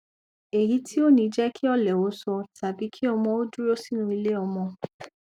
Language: Yoruba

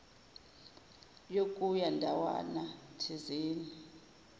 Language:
Zulu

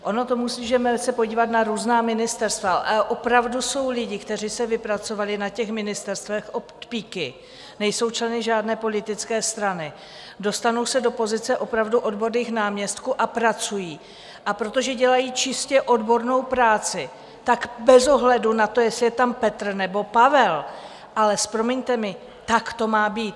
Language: Czech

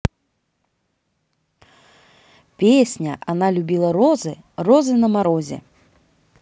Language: Russian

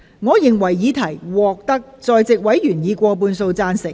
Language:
Cantonese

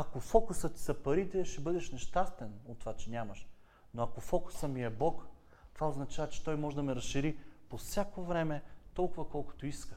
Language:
Bulgarian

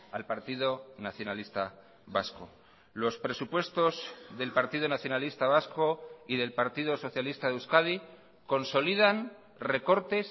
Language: Spanish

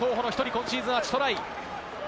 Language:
Japanese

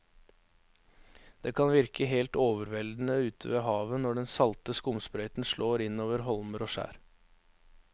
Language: Norwegian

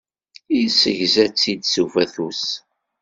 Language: Kabyle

